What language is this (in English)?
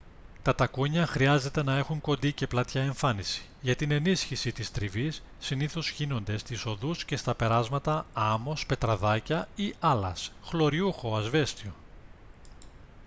Greek